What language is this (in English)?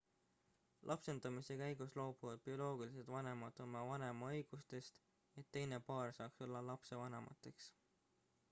Estonian